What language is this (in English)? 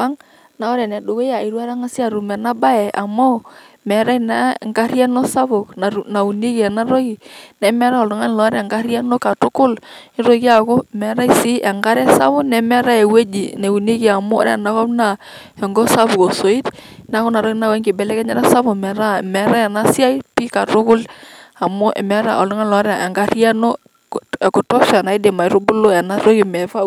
Masai